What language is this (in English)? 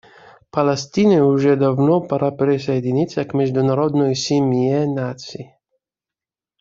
Russian